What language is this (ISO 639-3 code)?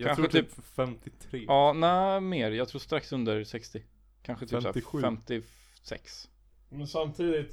swe